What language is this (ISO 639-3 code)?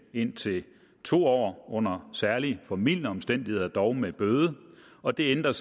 dan